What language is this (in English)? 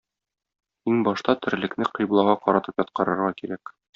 Tatar